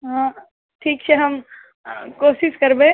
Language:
Maithili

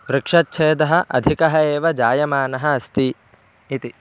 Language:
Sanskrit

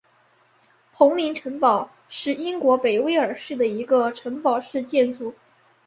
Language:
Chinese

